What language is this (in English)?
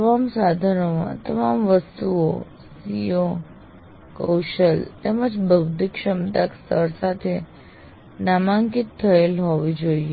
Gujarati